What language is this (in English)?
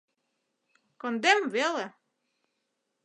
Mari